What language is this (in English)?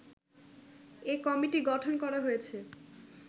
Bangla